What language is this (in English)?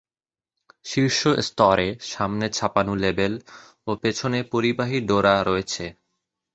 Bangla